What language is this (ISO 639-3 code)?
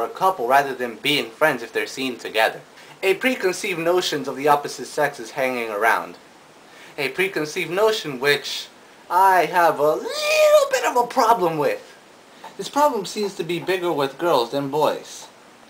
eng